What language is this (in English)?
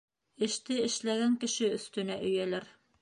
Bashkir